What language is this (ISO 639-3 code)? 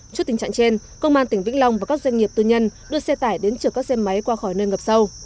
vie